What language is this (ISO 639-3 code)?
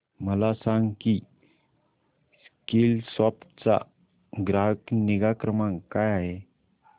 mar